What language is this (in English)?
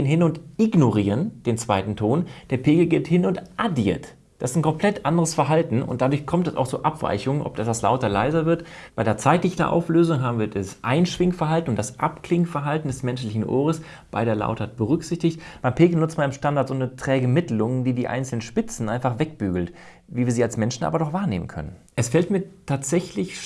German